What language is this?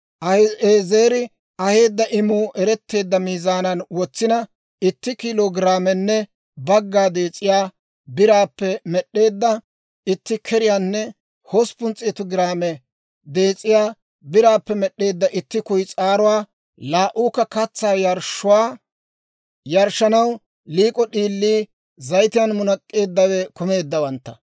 Dawro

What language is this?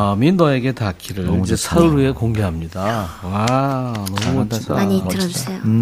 Korean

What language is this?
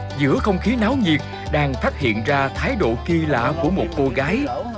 Vietnamese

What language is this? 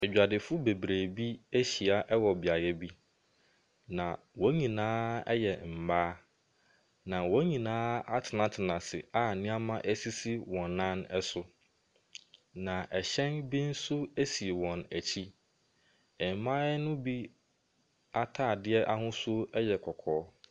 Akan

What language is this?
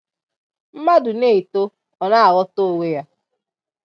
Igbo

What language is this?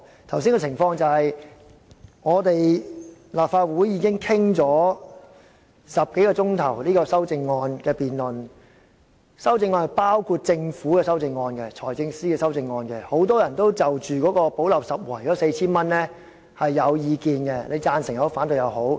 Cantonese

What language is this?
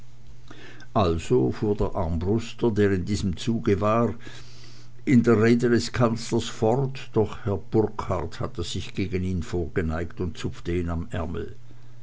German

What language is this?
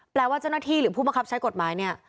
Thai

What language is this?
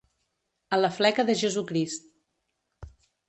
Catalan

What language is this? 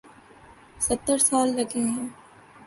Urdu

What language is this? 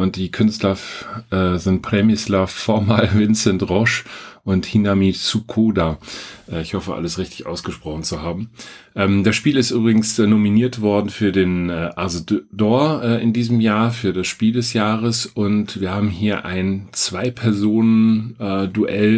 German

